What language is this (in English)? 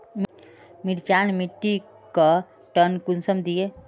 Magahi